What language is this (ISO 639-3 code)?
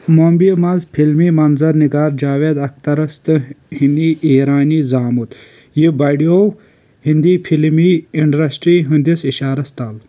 kas